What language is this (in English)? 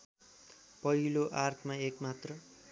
Nepali